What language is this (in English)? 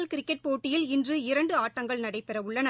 Tamil